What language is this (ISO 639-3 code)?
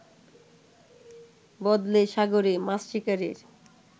ben